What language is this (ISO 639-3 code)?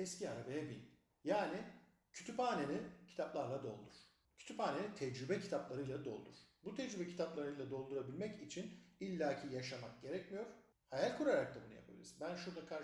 tur